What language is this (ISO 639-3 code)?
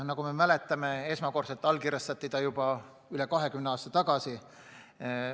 est